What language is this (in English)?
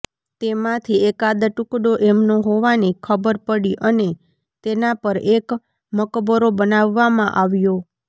Gujarati